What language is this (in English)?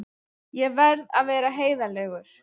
Icelandic